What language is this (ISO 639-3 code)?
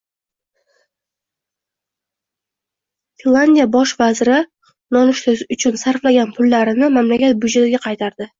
uzb